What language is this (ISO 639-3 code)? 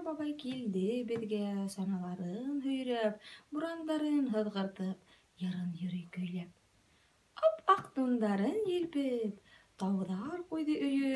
rus